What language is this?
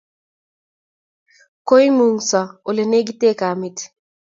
Kalenjin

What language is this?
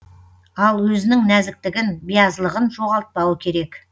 Kazakh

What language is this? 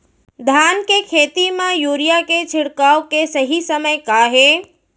Chhattisgarhi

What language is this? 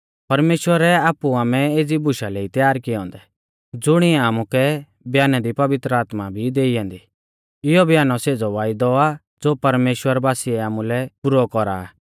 Mahasu Pahari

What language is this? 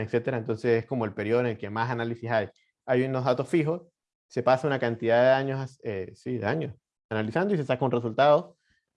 Spanish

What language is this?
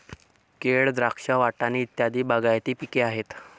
Marathi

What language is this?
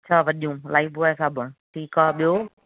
Sindhi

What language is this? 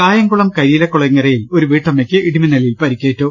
Malayalam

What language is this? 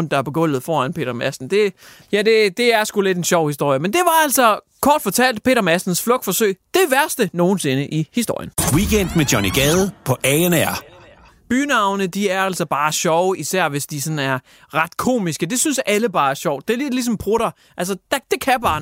Danish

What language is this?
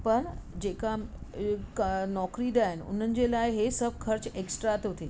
Sindhi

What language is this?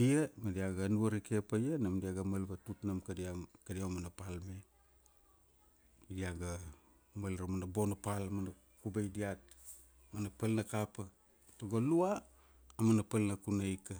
Kuanua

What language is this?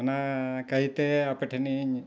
Santali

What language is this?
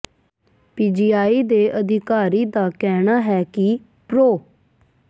Punjabi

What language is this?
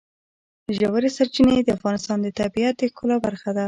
Pashto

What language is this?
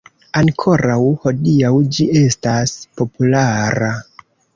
Esperanto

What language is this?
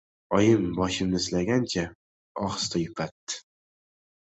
Uzbek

